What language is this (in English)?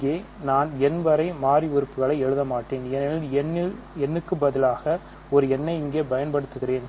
Tamil